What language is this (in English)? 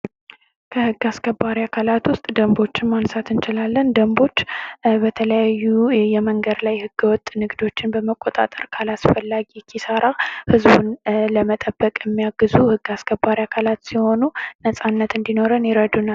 Amharic